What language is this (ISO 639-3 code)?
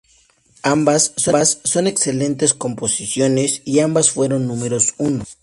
spa